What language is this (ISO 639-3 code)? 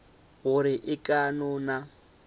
nso